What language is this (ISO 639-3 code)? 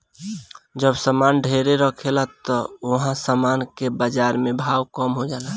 bho